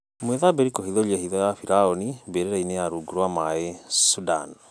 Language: Kikuyu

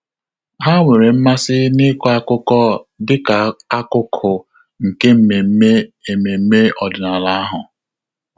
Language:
Igbo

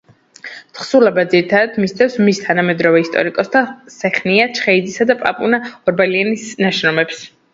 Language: Georgian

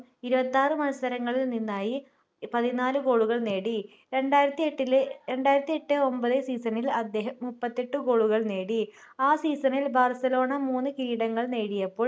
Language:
Malayalam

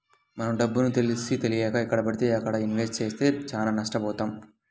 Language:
Telugu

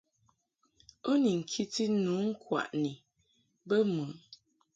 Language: Mungaka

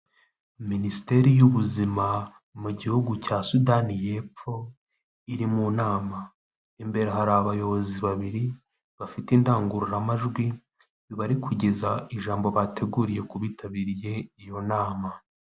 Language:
Kinyarwanda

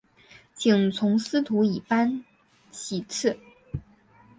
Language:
Chinese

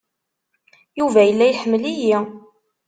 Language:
Kabyle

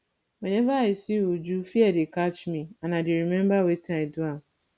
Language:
Nigerian Pidgin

